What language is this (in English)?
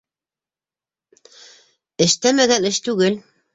Bashkir